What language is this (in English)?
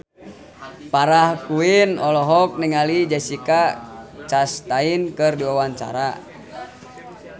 Sundanese